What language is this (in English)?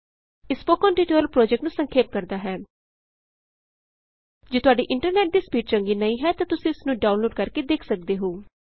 Punjabi